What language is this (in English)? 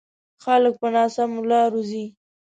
Pashto